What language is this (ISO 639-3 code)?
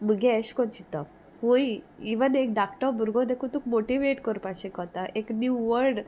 kok